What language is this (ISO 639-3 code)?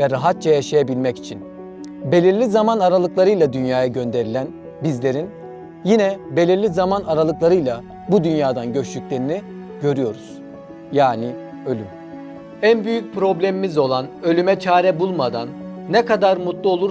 tur